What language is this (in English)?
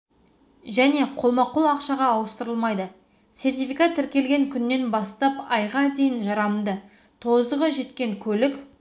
Kazakh